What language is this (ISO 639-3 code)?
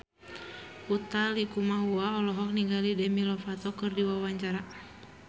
sun